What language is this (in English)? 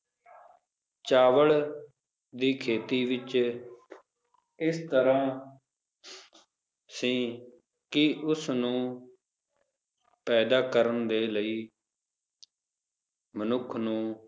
Punjabi